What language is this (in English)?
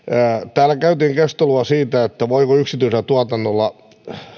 Finnish